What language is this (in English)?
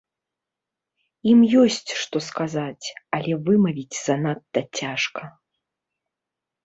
Belarusian